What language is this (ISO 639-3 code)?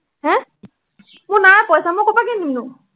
asm